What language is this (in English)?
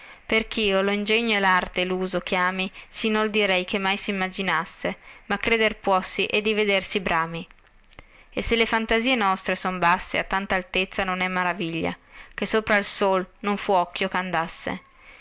Italian